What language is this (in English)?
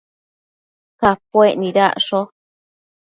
Matsés